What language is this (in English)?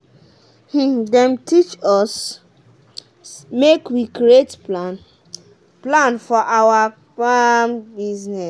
Nigerian Pidgin